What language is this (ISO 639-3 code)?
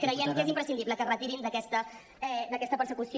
cat